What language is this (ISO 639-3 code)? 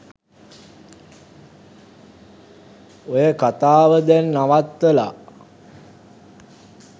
sin